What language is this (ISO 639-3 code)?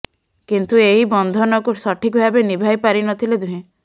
ori